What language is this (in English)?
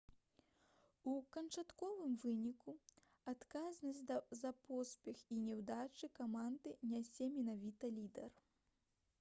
Belarusian